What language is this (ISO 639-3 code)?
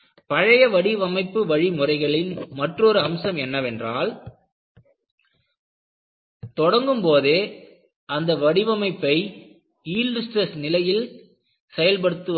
tam